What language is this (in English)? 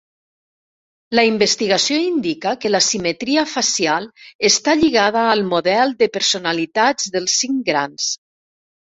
Catalan